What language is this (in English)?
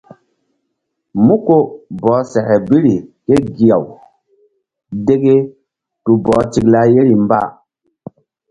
Mbum